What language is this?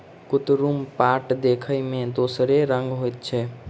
Maithili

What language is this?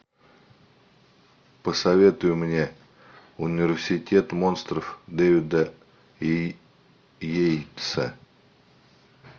Russian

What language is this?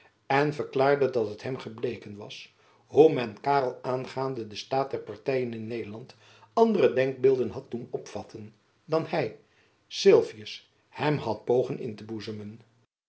Dutch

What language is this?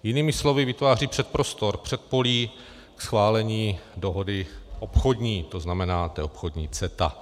Czech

